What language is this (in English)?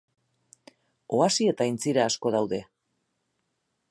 Basque